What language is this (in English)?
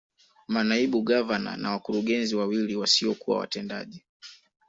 Swahili